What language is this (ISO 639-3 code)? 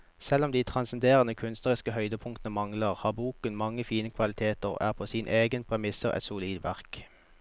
nor